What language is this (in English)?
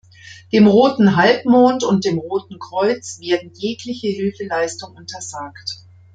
German